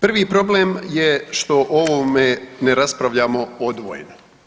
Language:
Croatian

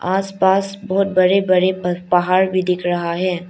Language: Hindi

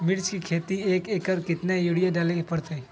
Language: Magahi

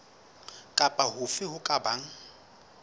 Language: Southern Sotho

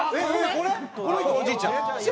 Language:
Japanese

